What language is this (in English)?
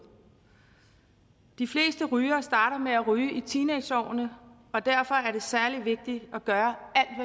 Danish